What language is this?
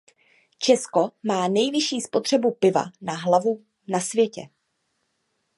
Czech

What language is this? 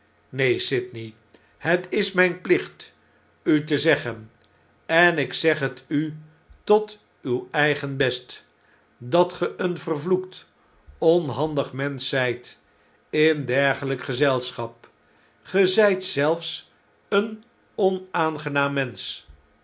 Dutch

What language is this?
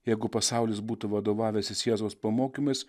Lithuanian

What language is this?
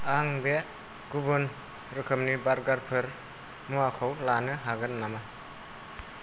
Bodo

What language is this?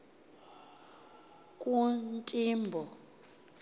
Xhosa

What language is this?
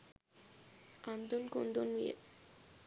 Sinhala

